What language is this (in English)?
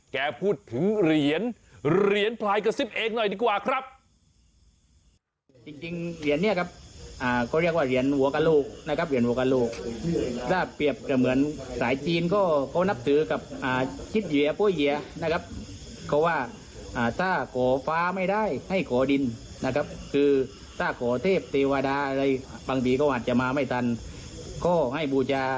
Thai